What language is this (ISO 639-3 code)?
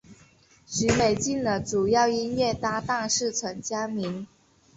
zho